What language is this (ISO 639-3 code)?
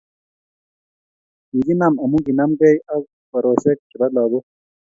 kln